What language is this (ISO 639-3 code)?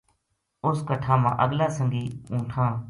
gju